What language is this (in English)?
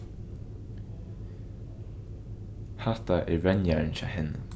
Faroese